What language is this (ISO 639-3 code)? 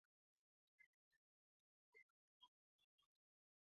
eus